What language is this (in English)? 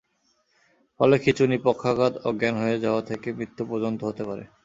Bangla